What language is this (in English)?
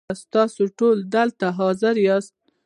Pashto